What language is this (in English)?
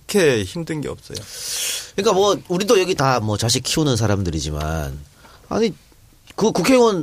Korean